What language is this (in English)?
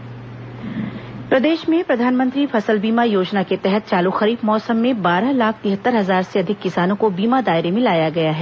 Hindi